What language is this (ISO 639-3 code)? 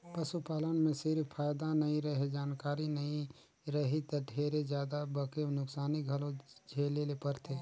hne